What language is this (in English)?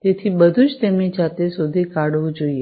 Gujarati